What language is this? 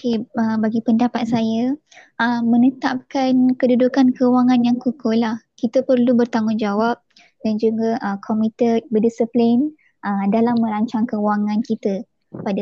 Malay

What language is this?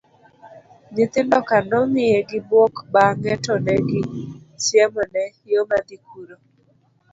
Luo (Kenya and Tanzania)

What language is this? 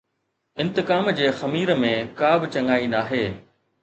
Sindhi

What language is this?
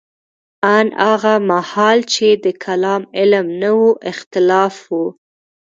Pashto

